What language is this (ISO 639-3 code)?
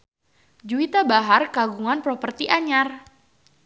sun